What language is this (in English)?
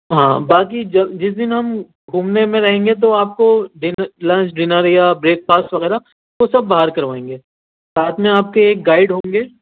Urdu